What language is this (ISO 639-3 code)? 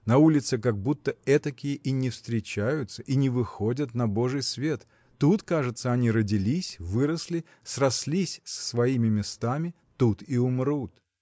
rus